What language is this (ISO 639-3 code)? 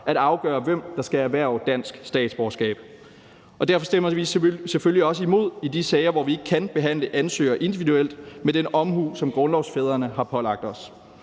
dan